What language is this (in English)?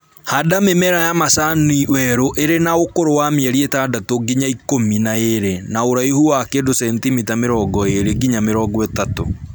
Kikuyu